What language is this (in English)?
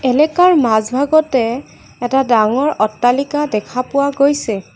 Assamese